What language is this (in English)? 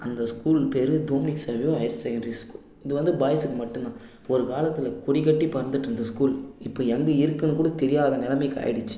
Tamil